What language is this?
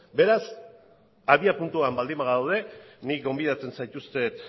Basque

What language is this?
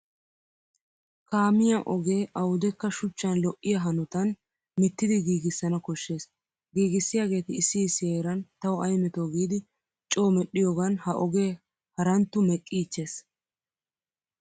Wolaytta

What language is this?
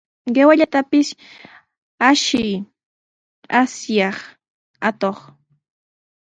Sihuas Ancash Quechua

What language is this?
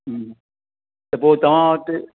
Sindhi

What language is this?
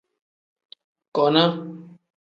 Tem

